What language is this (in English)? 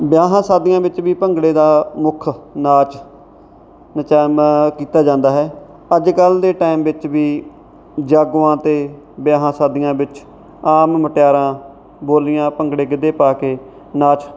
Punjabi